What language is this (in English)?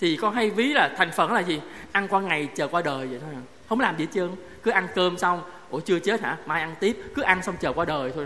Vietnamese